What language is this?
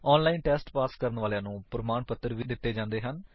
Punjabi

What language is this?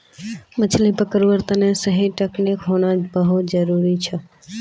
Magahi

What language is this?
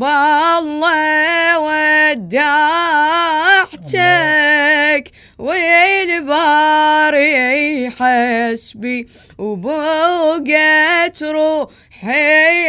Arabic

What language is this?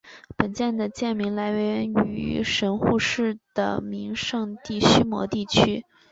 Chinese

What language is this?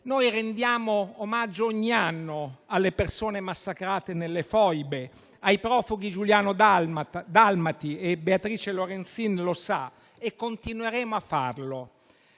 Italian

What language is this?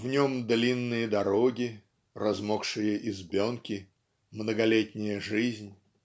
Russian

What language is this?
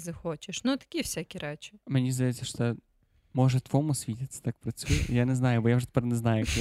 Ukrainian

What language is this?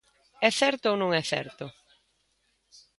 Galician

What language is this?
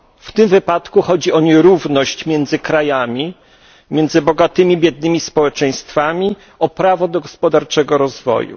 Polish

